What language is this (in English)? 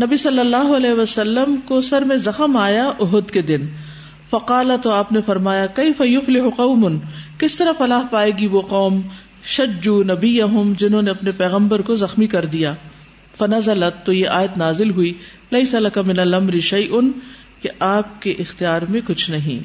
Urdu